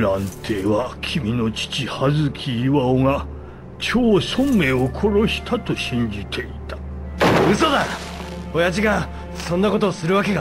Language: Japanese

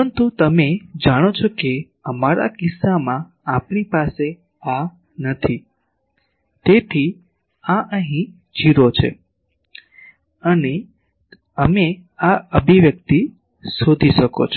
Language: Gujarati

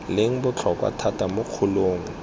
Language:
Tswana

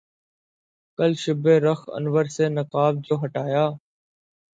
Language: Urdu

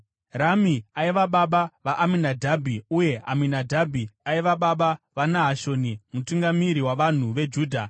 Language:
Shona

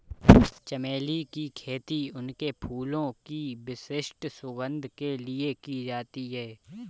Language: Hindi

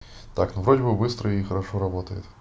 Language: Russian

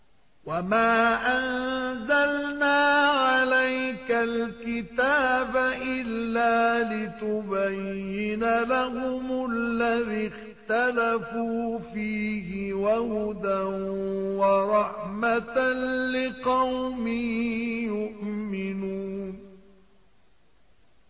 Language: Arabic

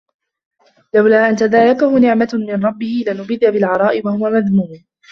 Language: Arabic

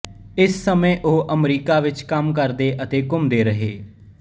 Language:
Punjabi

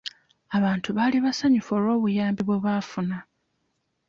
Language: Ganda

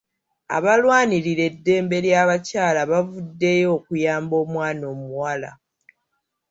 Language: Ganda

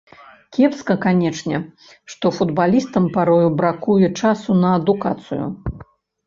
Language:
Belarusian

